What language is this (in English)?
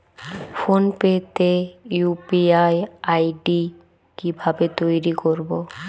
Bangla